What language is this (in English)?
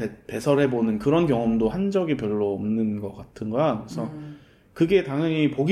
Korean